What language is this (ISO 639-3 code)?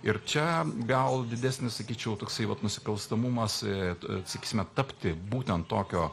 lit